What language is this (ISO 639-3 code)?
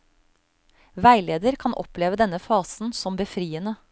nor